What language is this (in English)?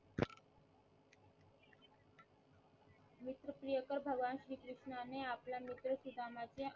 Marathi